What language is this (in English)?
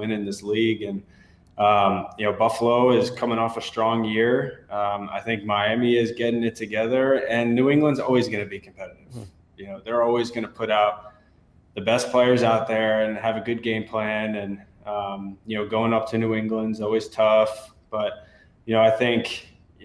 English